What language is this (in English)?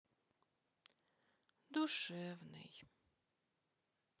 Russian